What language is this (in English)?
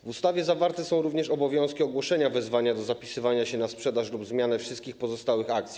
Polish